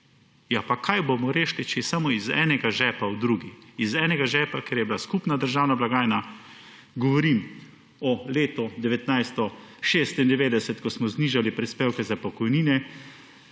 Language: Slovenian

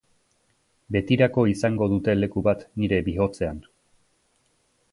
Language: Basque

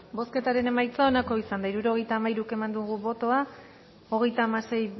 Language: Basque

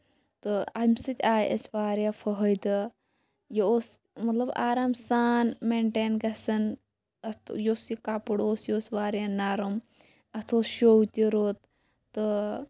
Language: Kashmiri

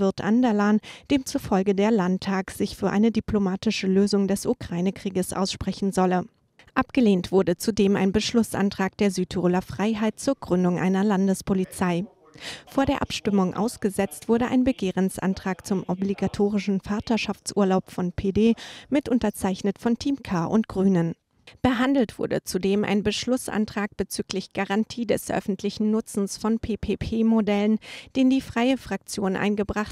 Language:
German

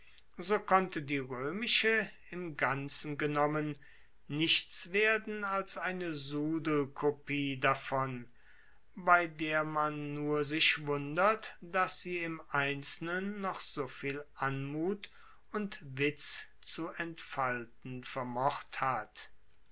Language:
German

